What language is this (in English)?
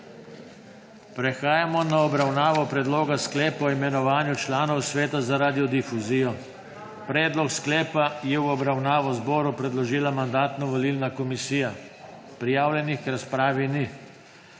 Slovenian